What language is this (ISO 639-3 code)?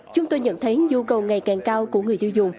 vie